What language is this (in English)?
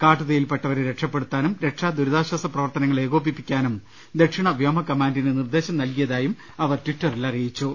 Malayalam